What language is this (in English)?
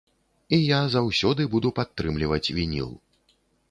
Belarusian